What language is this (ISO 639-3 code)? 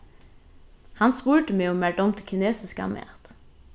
fao